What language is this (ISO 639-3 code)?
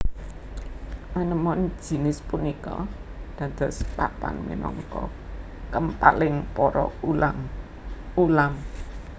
jav